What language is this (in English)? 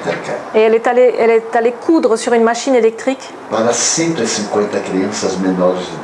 French